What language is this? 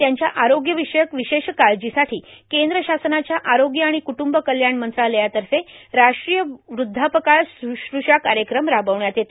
Marathi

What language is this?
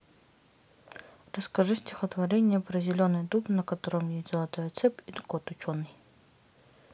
Russian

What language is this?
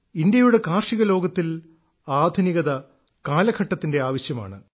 Malayalam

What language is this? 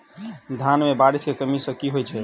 Maithili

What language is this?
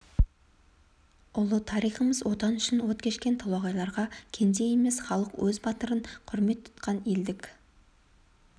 Kazakh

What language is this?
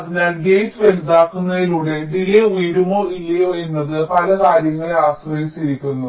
Malayalam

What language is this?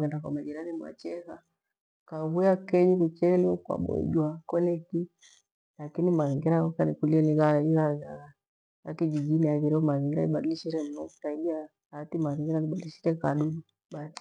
Gweno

